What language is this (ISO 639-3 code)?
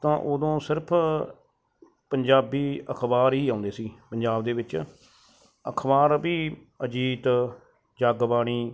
pan